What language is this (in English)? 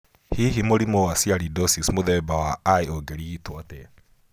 Kikuyu